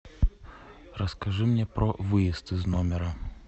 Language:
Russian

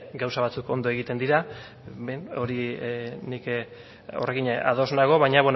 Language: Basque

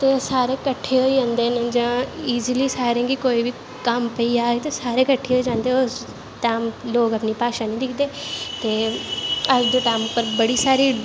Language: Dogri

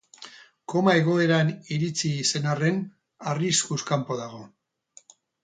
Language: Basque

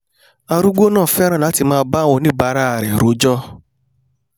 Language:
Yoruba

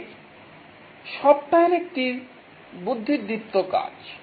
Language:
Bangla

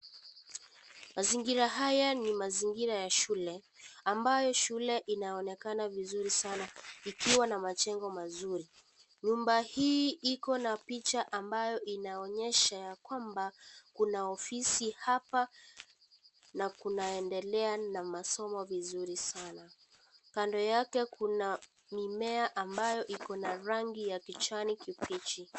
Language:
Swahili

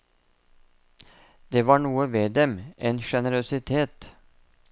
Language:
Norwegian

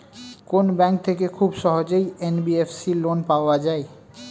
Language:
Bangla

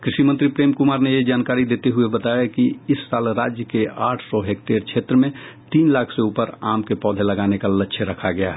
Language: Hindi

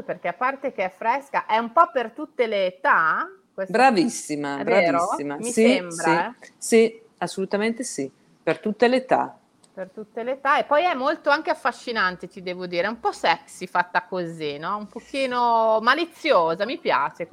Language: Italian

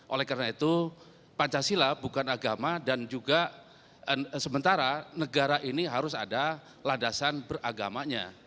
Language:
Indonesian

